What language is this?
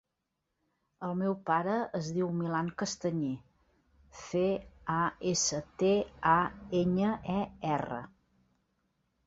Catalan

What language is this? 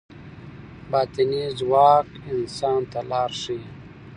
Pashto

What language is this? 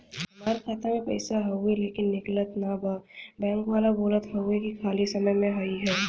Bhojpuri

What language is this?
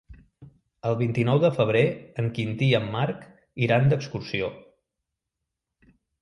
Catalan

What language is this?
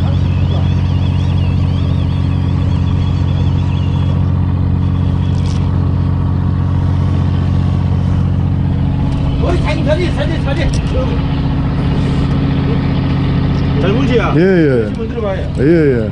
Korean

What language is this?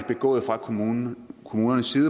Danish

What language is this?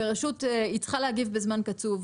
Hebrew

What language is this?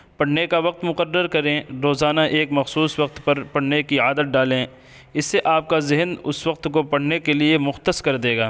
Urdu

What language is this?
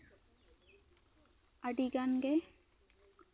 Santali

